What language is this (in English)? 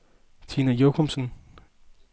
Danish